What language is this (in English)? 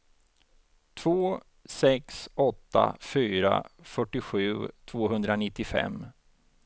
Swedish